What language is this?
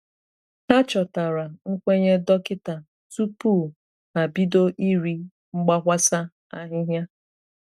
Igbo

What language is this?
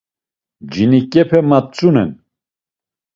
Laz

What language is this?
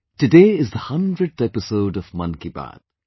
English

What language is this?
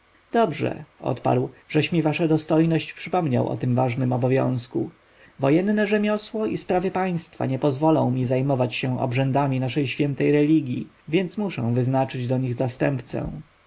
Polish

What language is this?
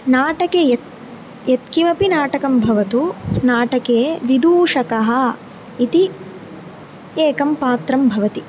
Sanskrit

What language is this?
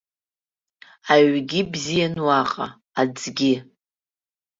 Abkhazian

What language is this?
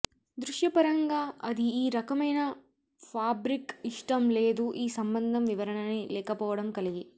Telugu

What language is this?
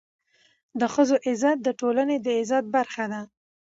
Pashto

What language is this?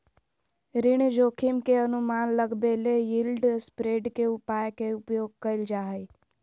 Magahi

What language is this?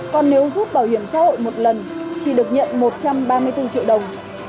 Vietnamese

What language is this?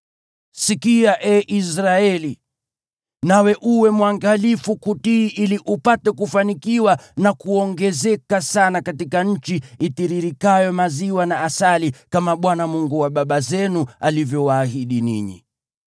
Swahili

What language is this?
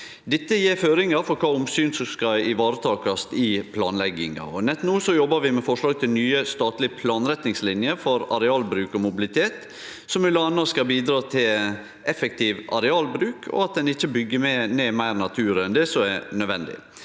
Norwegian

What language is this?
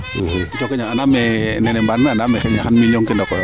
Serer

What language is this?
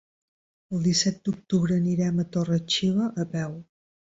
Catalan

